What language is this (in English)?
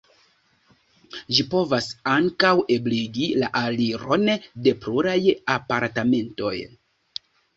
Esperanto